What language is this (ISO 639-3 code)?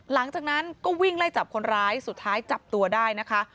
tha